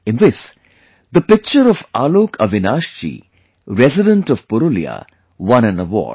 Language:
English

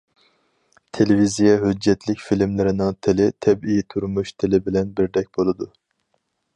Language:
Uyghur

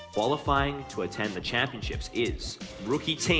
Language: Indonesian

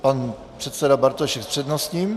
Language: Czech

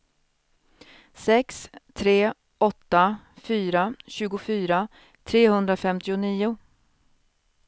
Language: Swedish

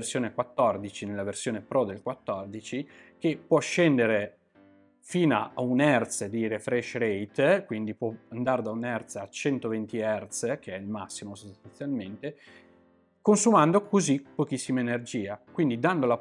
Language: Italian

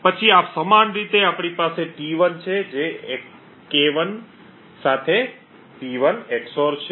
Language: Gujarati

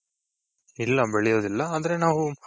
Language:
Kannada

